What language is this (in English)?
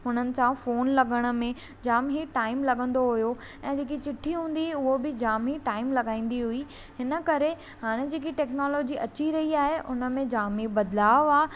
Sindhi